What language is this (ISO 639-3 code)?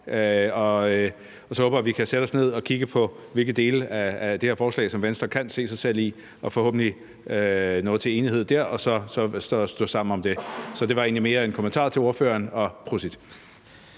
dan